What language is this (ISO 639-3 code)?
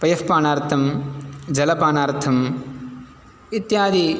san